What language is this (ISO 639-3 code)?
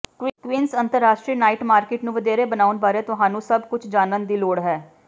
pan